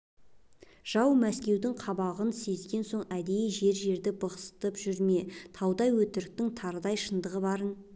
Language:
Kazakh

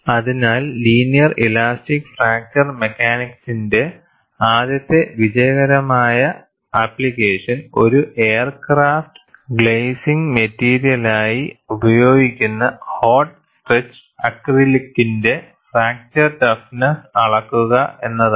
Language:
Malayalam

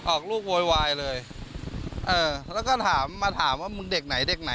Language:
Thai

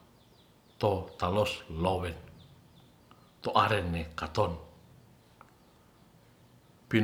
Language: Ratahan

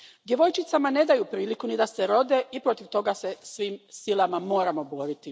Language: Croatian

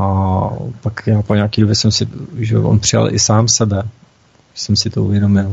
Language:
Czech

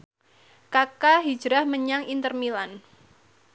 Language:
Javanese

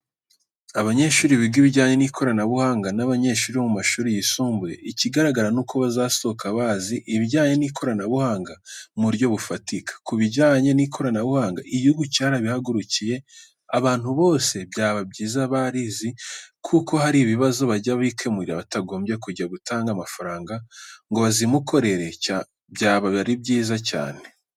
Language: Kinyarwanda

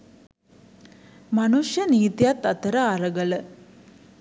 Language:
Sinhala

